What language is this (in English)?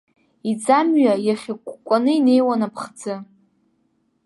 Abkhazian